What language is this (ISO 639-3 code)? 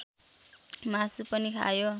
nep